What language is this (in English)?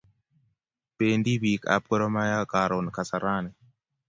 Kalenjin